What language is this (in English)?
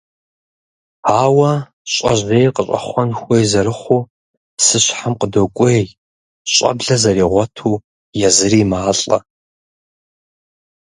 Kabardian